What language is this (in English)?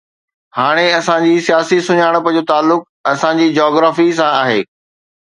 Sindhi